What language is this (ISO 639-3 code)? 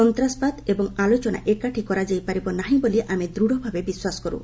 ori